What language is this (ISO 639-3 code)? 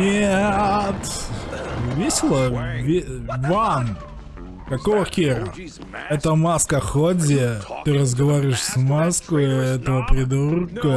rus